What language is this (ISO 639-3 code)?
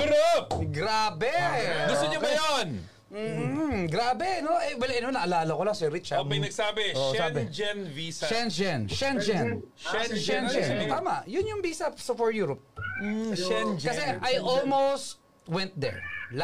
fil